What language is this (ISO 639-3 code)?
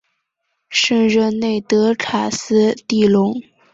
zho